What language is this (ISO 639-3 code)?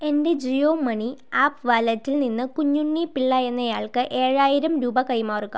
mal